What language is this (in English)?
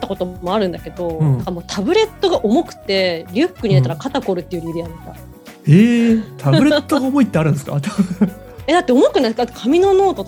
Japanese